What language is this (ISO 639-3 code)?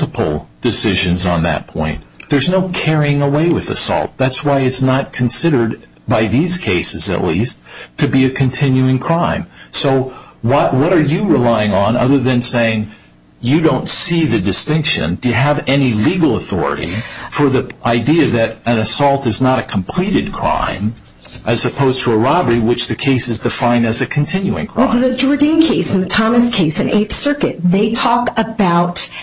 eng